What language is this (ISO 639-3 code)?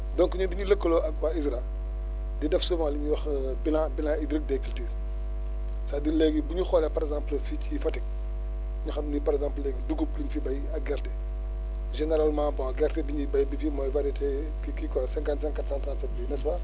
wol